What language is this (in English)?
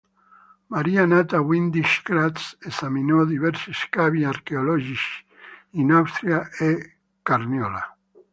Italian